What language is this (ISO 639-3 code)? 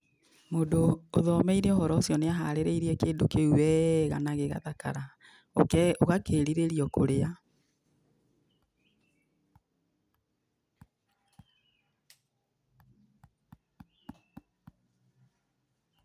kik